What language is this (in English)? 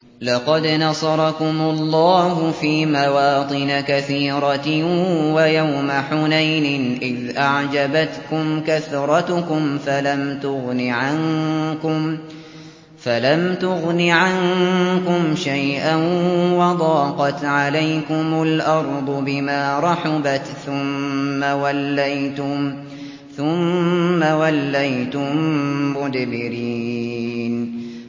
Arabic